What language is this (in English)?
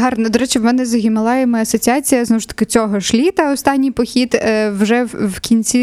Ukrainian